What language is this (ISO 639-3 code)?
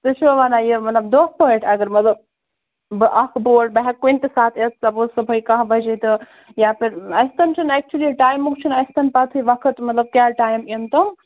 kas